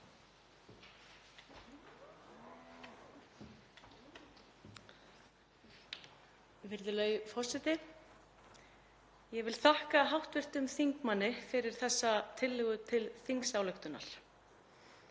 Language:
Icelandic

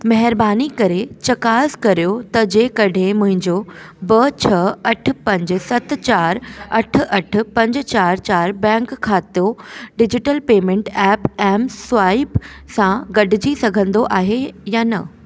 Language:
Sindhi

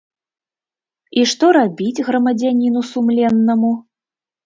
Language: Belarusian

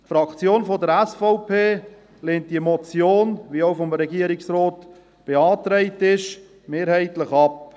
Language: Swiss German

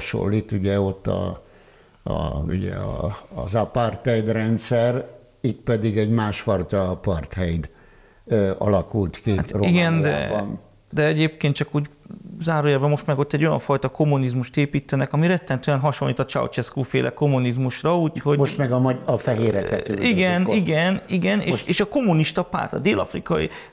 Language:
Hungarian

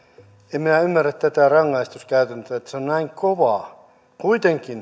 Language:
Finnish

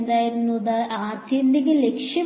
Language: Malayalam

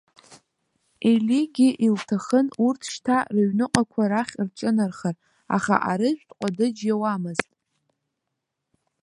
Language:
Abkhazian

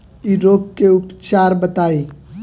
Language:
Bhojpuri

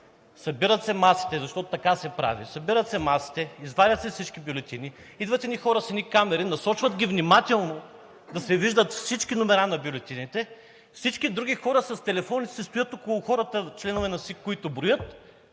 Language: Bulgarian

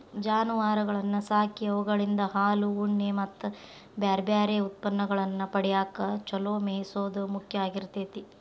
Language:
Kannada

